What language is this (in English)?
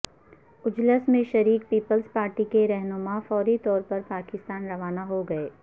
Urdu